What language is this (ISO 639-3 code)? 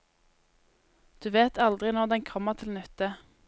nor